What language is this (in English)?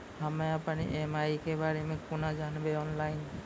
Maithili